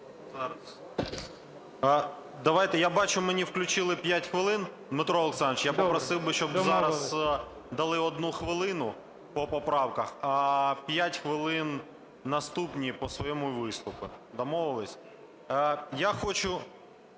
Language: Ukrainian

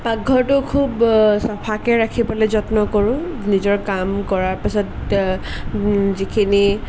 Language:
Assamese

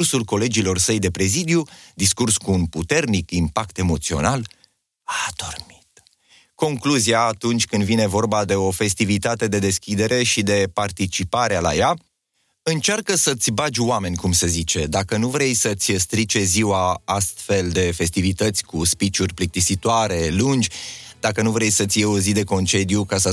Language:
Romanian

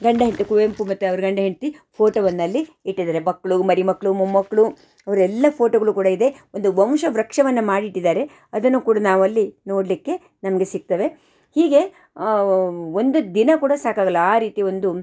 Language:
Kannada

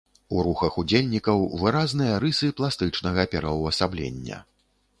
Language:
Belarusian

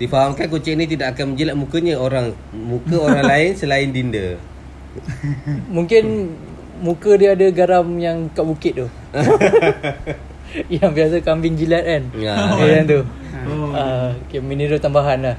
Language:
Malay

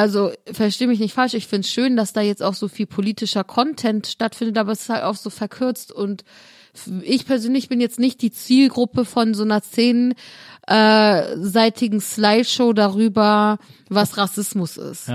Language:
German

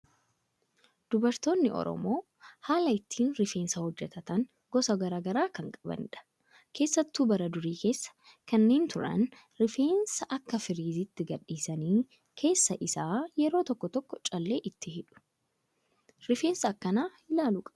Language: Oromo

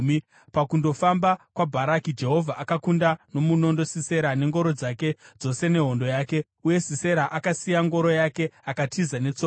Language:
Shona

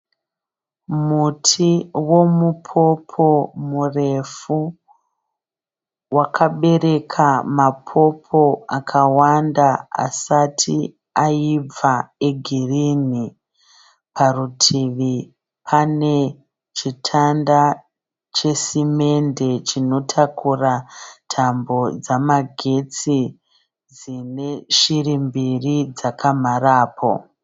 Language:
Shona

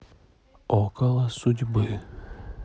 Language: Russian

